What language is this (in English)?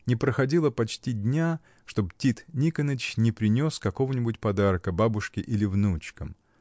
Russian